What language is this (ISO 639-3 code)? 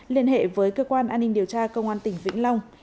vie